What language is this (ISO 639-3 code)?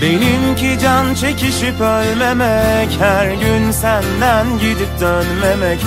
tur